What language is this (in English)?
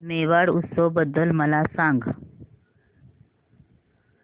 Marathi